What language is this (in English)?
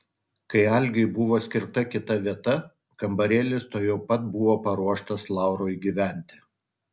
Lithuanian